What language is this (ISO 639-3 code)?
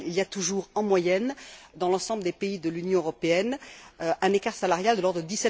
fra